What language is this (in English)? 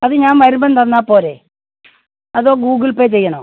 Malayalam